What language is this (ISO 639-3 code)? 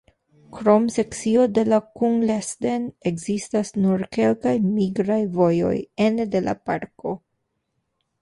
epo